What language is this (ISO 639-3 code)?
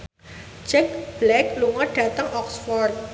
jav